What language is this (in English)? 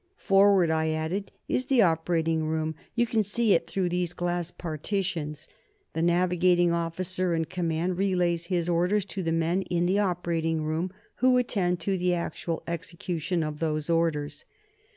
English